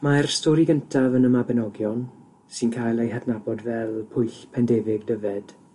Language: Welsh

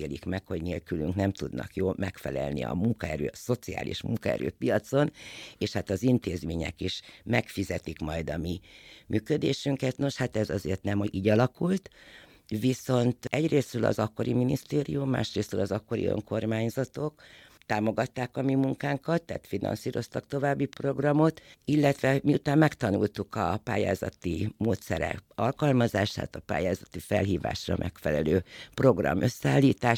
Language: Hungarian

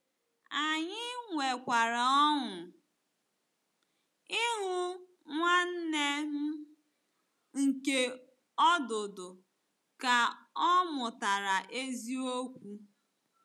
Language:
Igbo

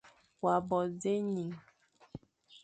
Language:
Fang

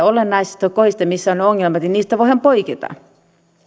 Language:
Finnish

